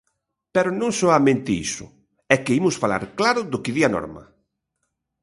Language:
Galician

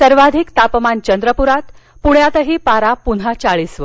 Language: Marathi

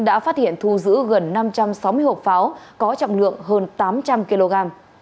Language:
Vietnamese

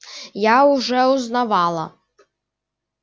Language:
Russian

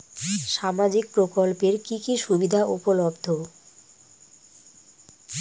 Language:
Bangla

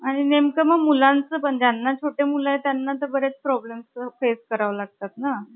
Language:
Marathi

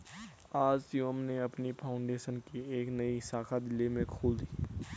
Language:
Hindi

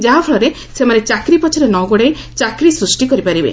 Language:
Odia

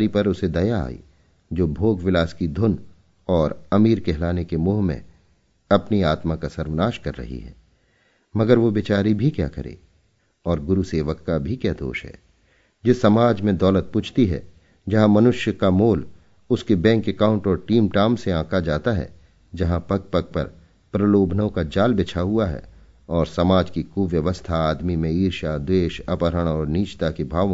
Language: Hindi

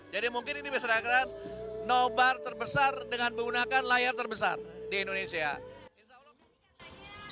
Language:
Indonesian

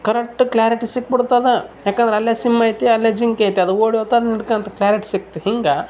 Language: Kannada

